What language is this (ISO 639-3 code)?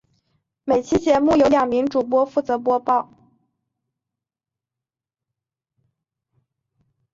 zho